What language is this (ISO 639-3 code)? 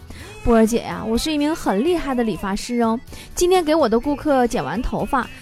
zho